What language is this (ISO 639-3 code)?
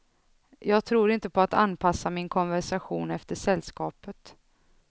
swe